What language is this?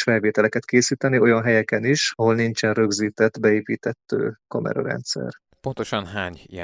Hungarian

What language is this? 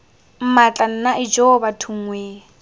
Tswana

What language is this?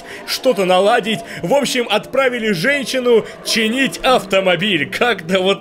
Russian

